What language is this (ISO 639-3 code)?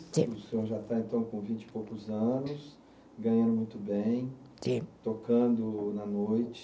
por